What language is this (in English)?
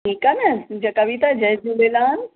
Sindhi